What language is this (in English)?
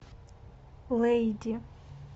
Russian